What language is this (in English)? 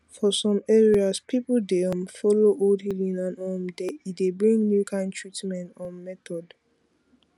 Nigerian Pidgin